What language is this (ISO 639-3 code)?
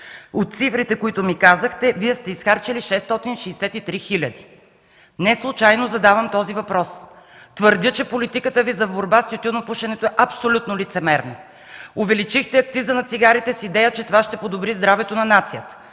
bul